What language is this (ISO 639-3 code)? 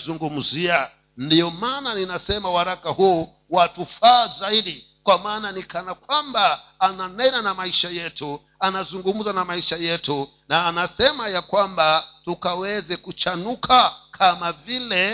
swa